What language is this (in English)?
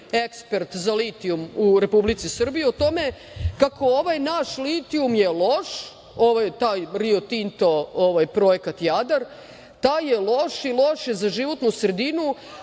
Serbian